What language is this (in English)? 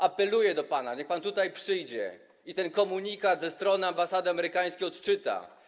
Polish